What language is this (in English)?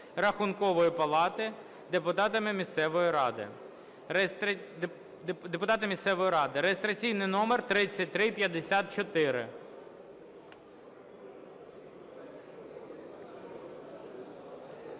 Ukrainian